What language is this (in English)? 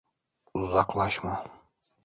Turkish